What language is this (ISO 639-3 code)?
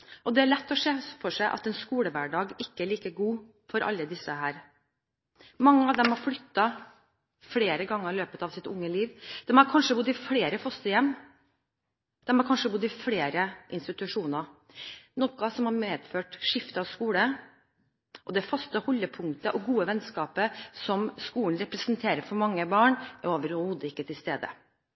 nob